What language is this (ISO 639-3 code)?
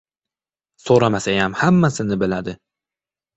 uzb